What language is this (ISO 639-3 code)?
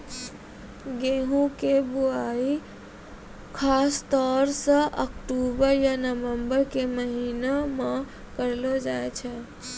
mai